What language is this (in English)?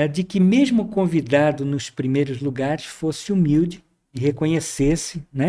Portuguese